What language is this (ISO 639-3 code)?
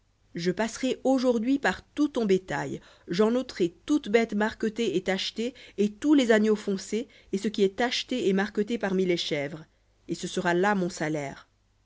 fra